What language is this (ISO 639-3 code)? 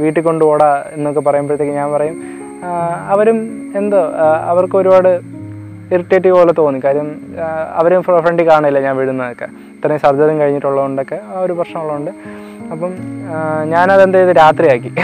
mal